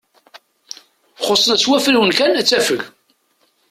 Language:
Kabyle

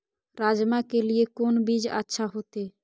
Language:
Maithili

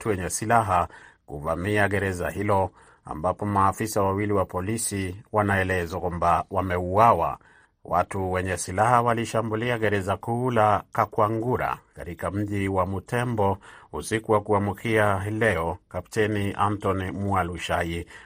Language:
Swahili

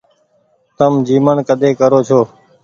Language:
Goaria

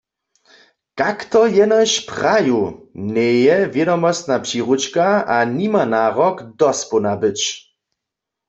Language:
Upper Sorbian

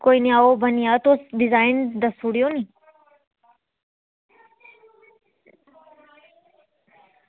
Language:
Dogri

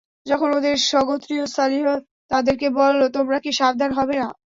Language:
Bangla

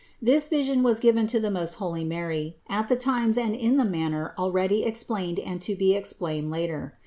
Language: English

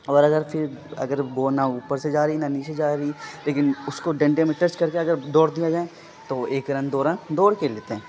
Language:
Urdu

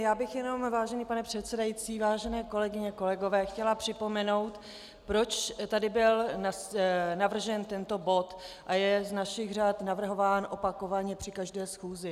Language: Czech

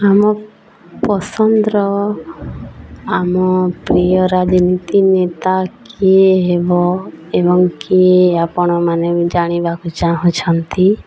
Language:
Odia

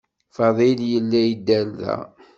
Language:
Kabyle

